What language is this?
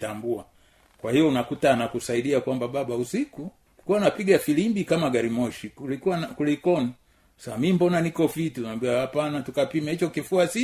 Swahili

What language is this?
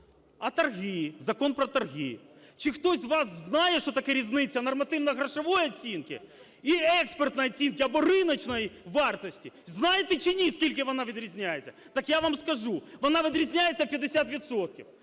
Ukrainian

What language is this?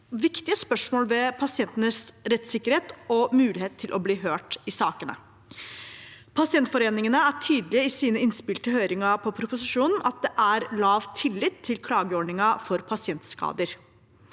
Norwegian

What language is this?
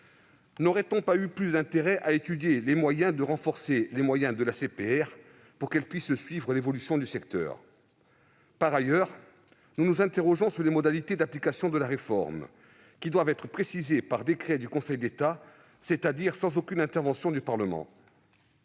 French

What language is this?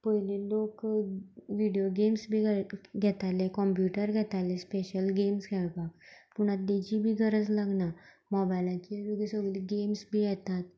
Konkani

